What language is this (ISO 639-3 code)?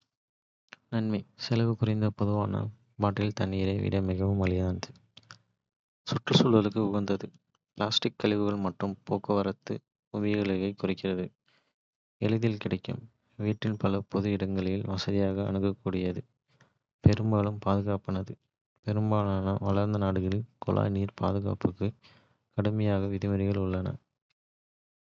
kfe